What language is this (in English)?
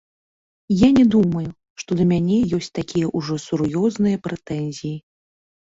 Belarusian